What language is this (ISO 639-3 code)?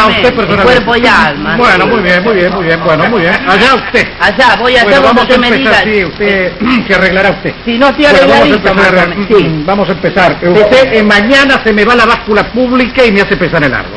spa